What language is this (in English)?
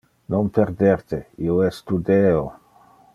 Interlingua